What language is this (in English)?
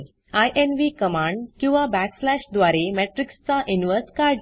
Marathi